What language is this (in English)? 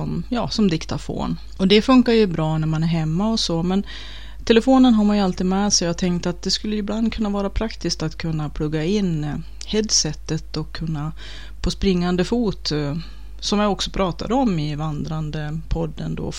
Swedish